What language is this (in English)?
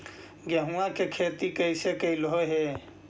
Magahi